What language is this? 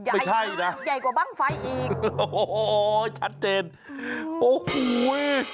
Thai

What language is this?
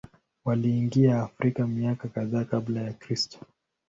Swahili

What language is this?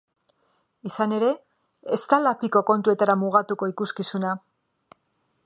Basque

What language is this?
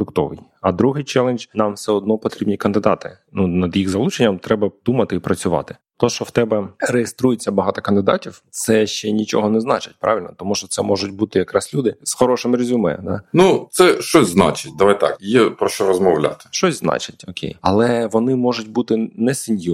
Ukrainian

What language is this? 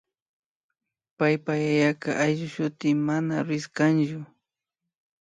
Imbabura Highland Quichua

